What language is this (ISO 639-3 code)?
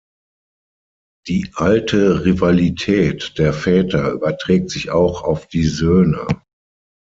deu